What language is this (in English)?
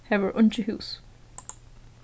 Faroese